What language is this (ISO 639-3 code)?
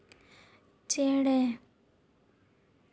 sat